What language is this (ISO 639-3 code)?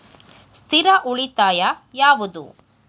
kan